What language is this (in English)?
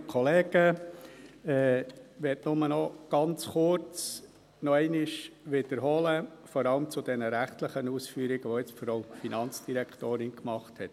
Swiss German